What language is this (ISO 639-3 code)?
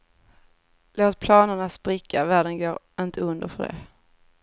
swe